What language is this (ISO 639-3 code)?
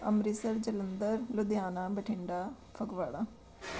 pan